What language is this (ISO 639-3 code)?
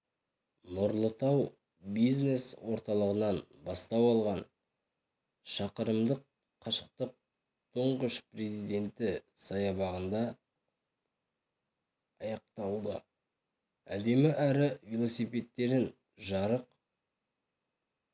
kaz